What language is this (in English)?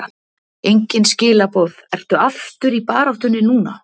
Icelandic